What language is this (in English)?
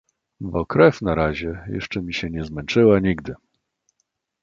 Polish